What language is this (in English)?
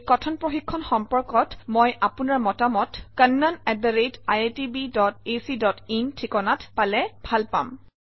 Assamese